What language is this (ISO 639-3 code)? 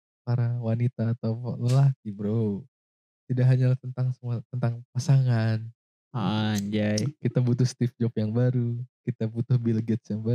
ind